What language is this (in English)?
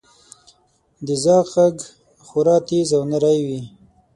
Pashto